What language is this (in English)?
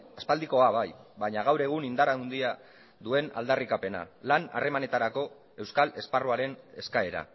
Basque